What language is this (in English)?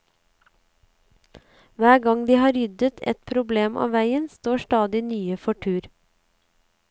Norwegian